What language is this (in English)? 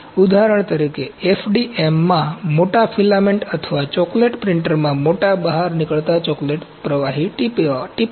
Gujarati